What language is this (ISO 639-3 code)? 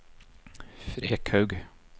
nor